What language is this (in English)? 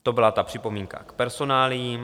Czech